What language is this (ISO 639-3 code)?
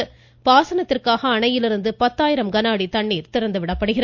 tam